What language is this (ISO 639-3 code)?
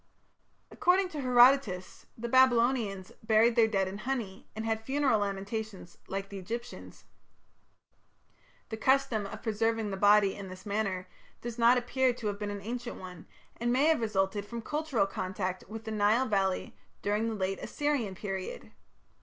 eng